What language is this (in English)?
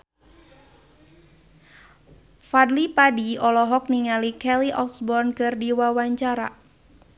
Sundanese